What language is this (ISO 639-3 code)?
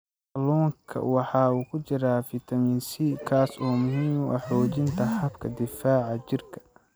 som